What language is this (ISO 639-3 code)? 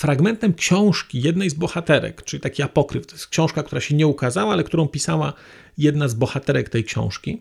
pol